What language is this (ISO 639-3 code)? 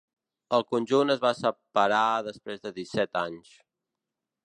cat